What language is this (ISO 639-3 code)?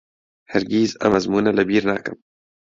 ckb